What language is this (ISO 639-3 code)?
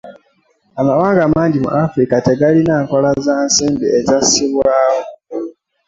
lug